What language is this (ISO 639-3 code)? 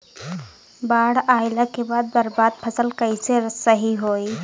bho